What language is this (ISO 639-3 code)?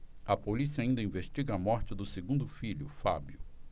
por